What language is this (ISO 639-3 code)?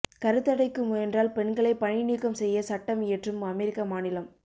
tam